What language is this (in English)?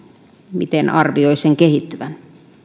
Finnish